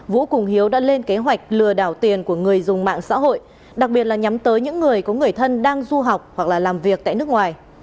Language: Vietnamese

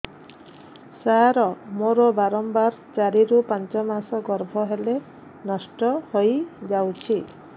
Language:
Odia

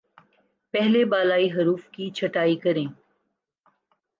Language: Urdu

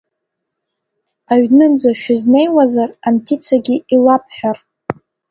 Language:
Abkhazian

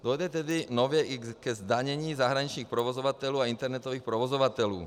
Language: Czech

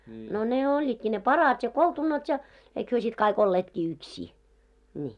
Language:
Finnish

